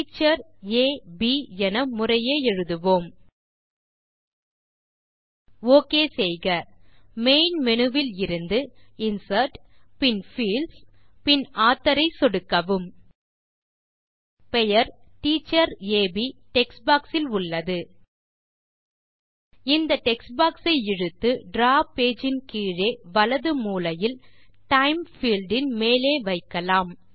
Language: Tamil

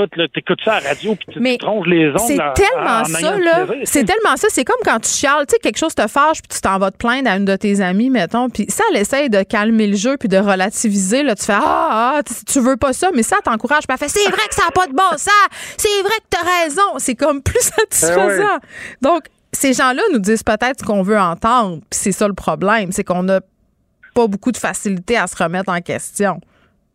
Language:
French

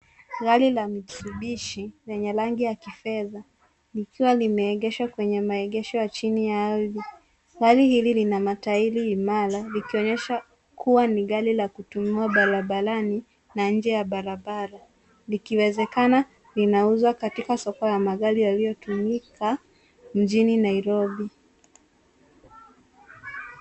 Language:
Swahili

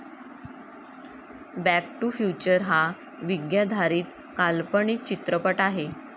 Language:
Marathi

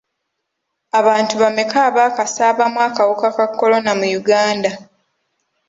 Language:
Ganda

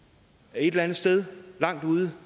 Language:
Danish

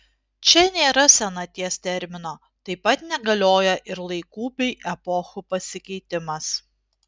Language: Lithuanian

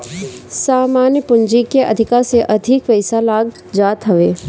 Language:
Bhojpuri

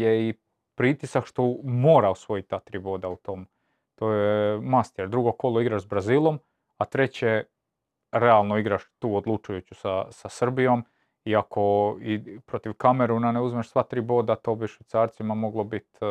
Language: Croatian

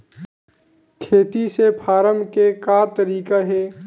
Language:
Chhattisgarhi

